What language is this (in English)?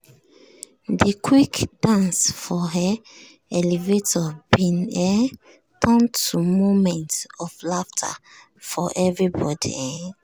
Nigerian Pidgin